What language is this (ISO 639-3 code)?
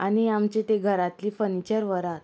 kok